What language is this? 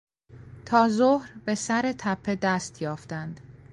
Persian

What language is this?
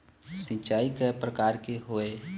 Chhattisgarhi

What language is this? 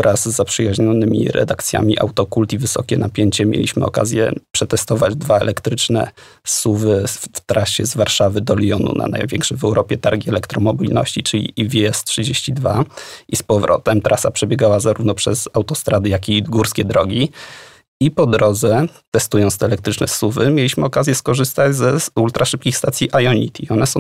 Polish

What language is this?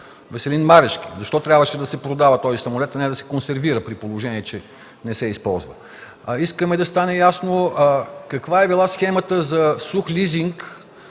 Bulgarian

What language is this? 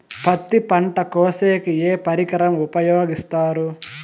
Telugu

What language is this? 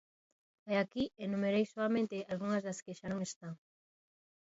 Galician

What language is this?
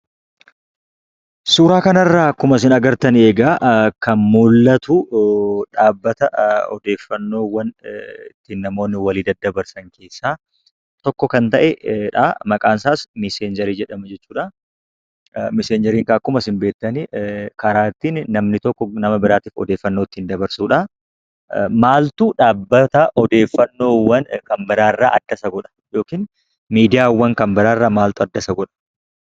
Oromo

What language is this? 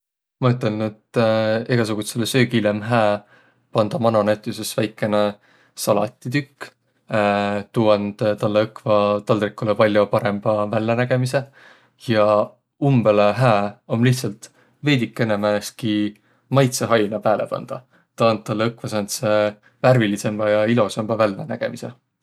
Võro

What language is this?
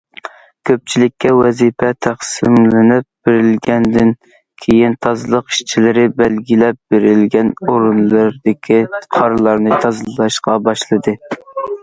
Uyghur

